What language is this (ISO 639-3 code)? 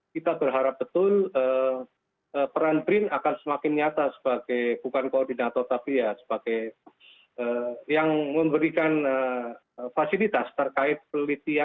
ind